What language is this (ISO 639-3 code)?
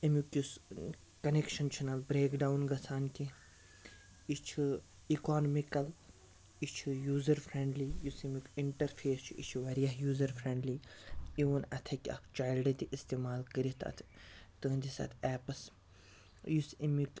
kas